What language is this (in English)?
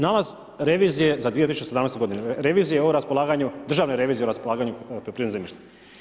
Croatian